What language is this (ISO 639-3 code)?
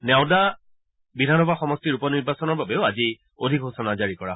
asm